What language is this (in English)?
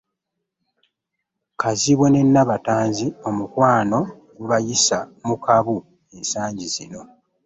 Ganda